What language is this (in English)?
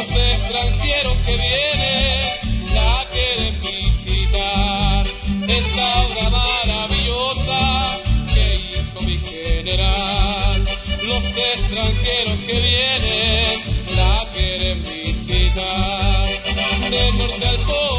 Spanish